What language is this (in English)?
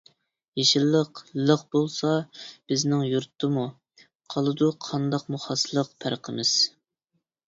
Uyghur